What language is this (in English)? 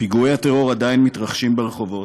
Hebrew